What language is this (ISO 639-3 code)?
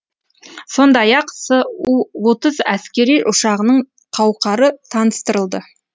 kaz